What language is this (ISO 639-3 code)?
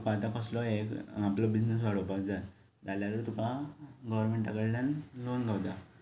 kok